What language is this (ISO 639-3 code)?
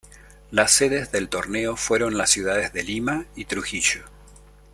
spa